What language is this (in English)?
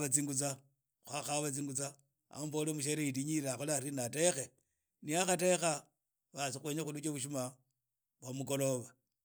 Idakho-Isukha-Tiriki